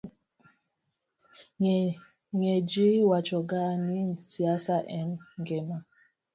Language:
Luo (Kenya and Tanzania)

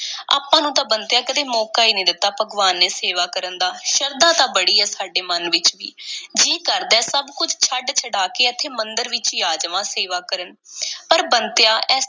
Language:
Punjabi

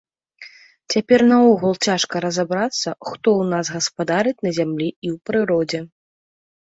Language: Belarusian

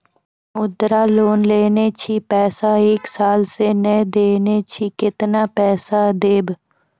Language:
Maithili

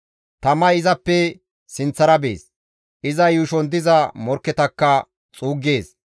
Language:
Gamo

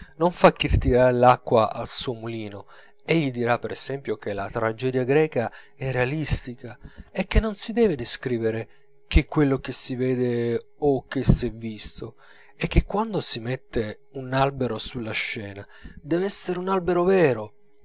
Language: Italian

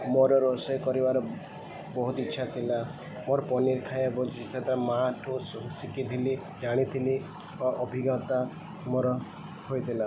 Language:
Odia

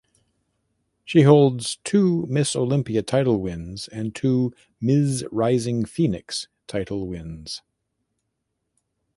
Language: English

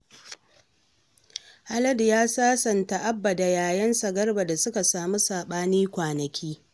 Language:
Hausa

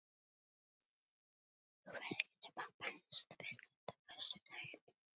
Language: Icelandic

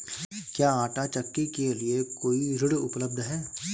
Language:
Hindi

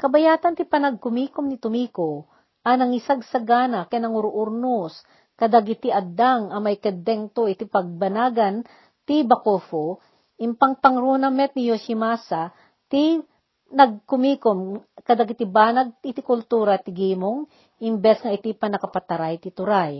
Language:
Filipino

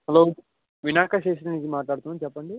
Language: Telugu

